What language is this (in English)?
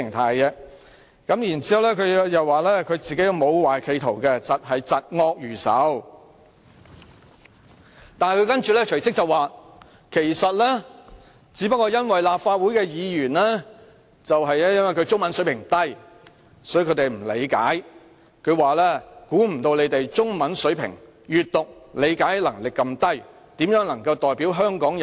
Cantonese